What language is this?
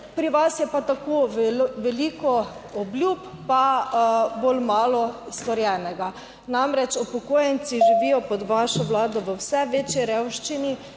Slovenian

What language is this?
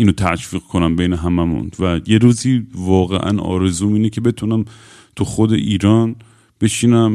Persian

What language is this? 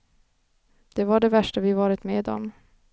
Swedish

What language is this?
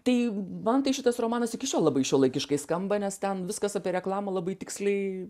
Lithuanian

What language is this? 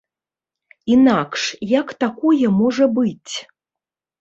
Belarusian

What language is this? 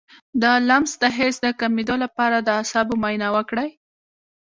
Pashto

